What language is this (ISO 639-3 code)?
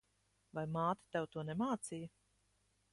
lav